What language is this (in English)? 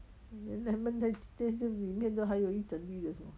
English